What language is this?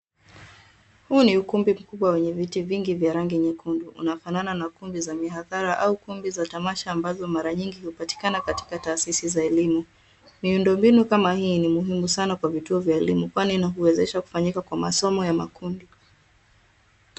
Swahili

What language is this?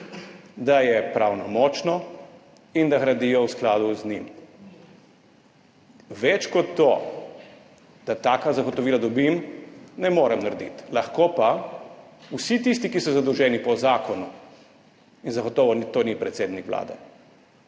Slovenian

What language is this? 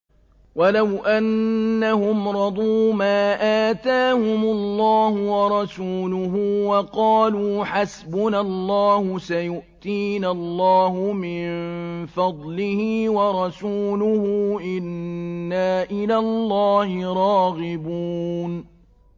Arabic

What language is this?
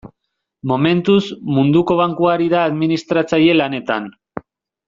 Basque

